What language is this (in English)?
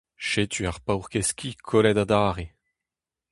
Breton